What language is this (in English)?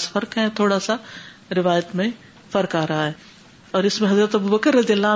Urdu